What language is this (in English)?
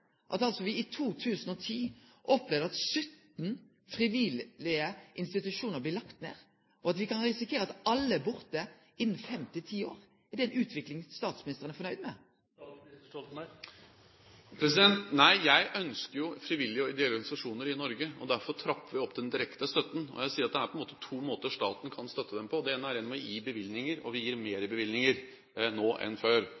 Norwegian